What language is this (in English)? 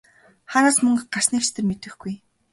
Mongolian